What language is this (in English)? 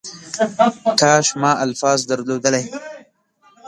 Pashto